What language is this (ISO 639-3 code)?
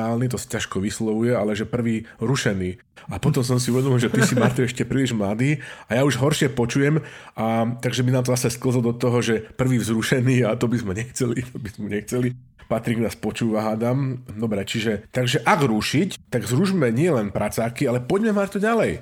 slk